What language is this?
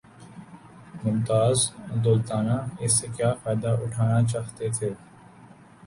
Urdu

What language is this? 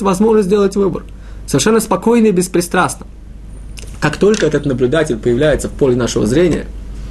Russian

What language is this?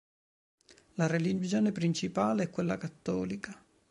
Italian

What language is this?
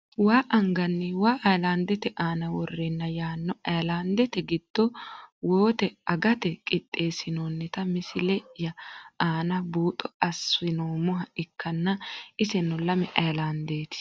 Sidamo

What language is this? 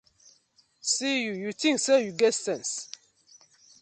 Nigerian Pidgin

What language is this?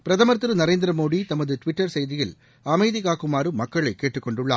Tamil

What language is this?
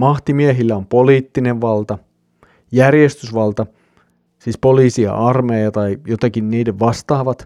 Finnish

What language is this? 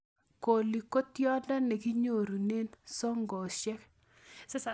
Kalenjin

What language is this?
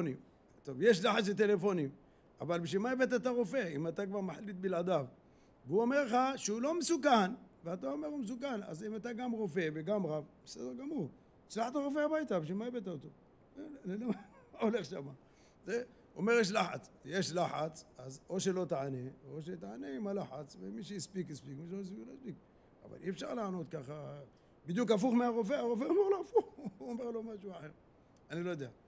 Hebrew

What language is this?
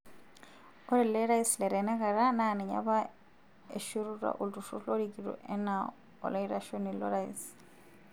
Masai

